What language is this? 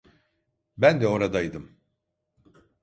Turkish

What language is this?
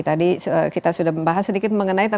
Indonesian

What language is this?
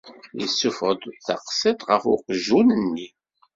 Kabyle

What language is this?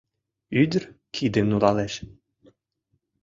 Mari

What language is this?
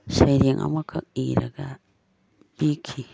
Manipuri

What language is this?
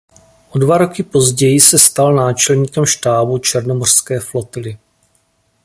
Czech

